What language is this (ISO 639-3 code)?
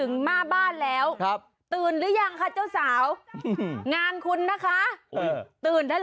tha